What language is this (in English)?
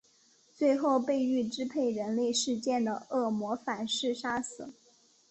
Chinese